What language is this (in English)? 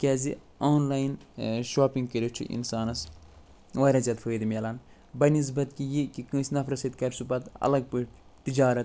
Kashmiri